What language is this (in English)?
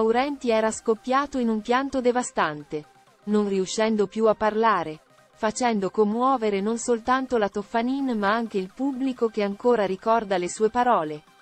Italian